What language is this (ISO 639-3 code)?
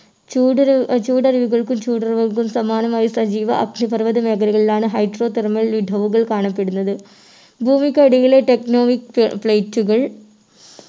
mal